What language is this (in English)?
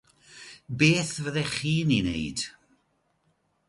Welsh